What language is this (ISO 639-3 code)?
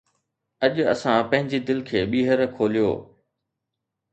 snd